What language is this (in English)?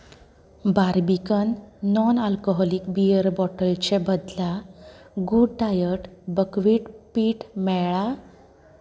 Konkani